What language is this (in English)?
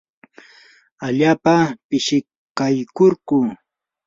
Yanahuanca Pasco Quechua